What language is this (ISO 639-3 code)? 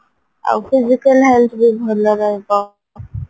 ori